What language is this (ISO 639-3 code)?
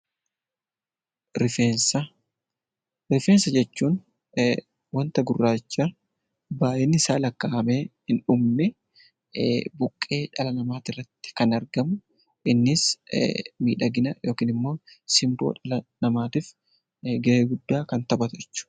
orm